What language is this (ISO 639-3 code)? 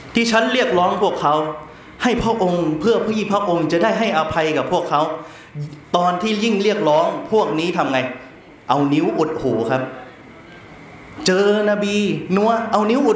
tha